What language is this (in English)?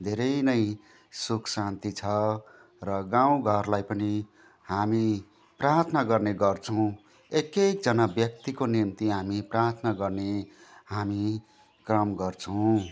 Nepali